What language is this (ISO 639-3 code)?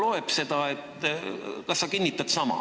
est